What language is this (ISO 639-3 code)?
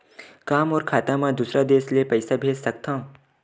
hne